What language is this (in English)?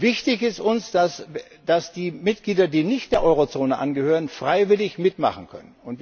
German